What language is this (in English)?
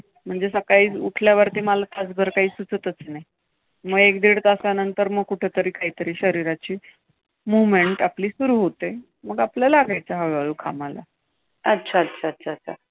Marathi